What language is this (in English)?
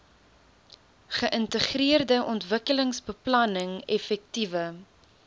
Afrikaans